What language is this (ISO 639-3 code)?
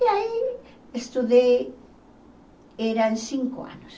por